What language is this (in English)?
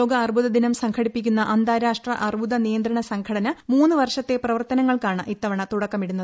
Malayalam